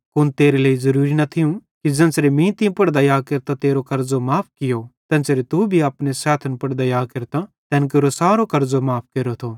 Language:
Bhadrawahi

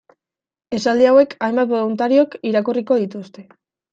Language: Basque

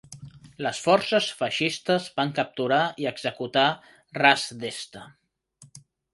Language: Catalan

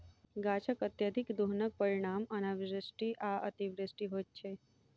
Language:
Maithili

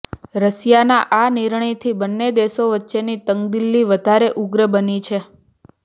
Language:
Gujarati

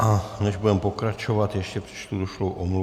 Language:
Czech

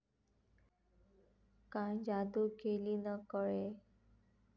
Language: Marathi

